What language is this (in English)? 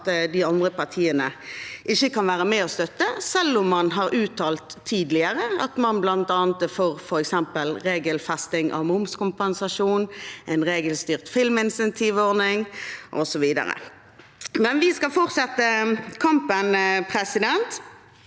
Norwegian